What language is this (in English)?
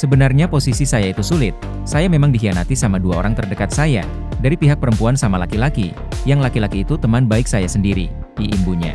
Indonesian